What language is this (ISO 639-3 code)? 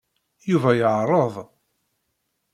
kab